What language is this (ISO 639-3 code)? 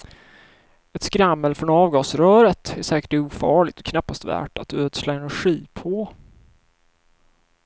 swe